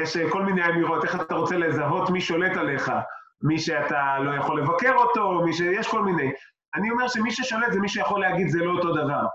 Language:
Hebrew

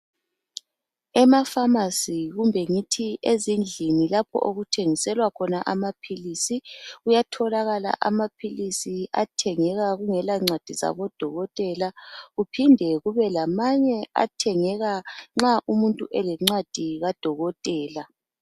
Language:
North Ndebele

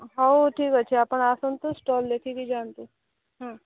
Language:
Odia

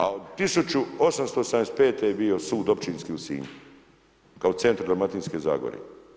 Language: Croatian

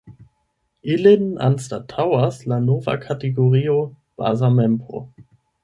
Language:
Esperanto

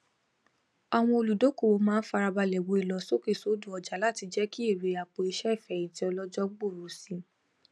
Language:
Yoruba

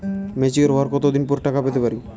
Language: Bangla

